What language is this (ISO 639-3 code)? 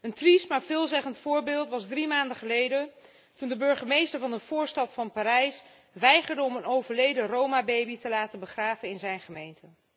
nld